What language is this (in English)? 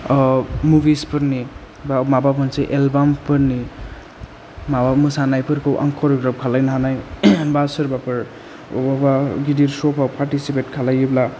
Bodo